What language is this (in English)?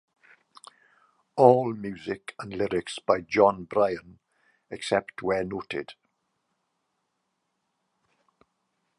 English